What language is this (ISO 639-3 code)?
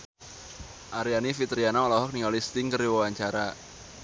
sun